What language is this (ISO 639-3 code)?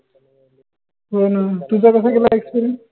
mar